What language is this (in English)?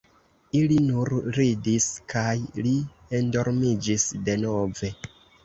Esperanto